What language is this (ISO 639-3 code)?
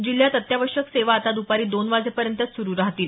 mar